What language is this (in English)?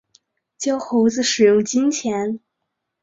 Chinese